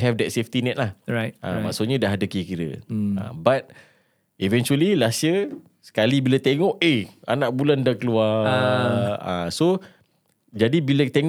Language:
Malay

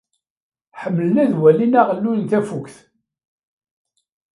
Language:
Kabyle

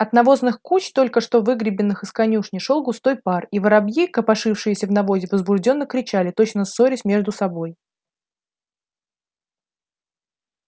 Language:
Russian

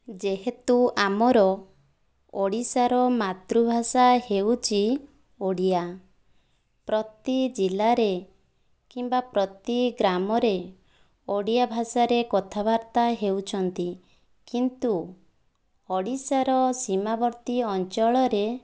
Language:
Odia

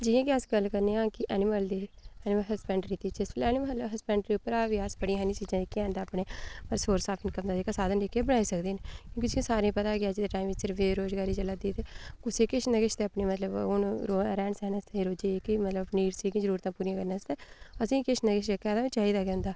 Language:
Dogri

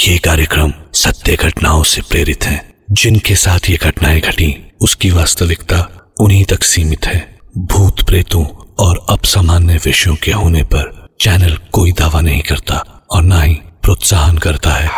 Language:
Hindi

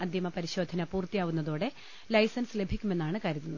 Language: Malayalam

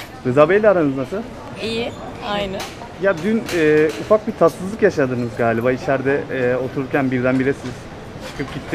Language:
Turkish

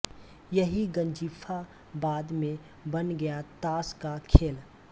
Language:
Hindi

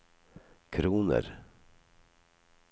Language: Norwegian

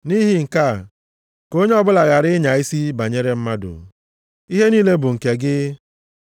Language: Igbo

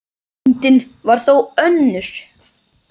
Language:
Icelandic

